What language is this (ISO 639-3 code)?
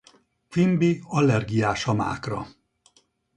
hun